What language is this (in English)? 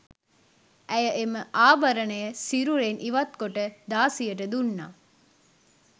Sinhala